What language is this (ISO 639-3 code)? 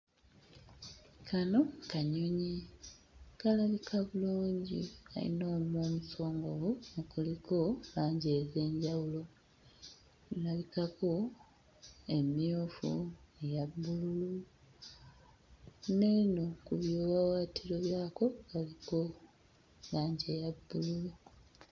lug